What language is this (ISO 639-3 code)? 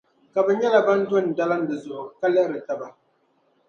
dag